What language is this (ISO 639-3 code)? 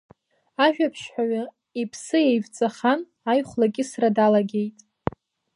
abk